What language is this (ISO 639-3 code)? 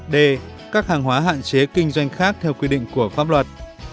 vie